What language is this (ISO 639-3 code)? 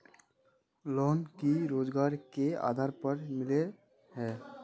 mag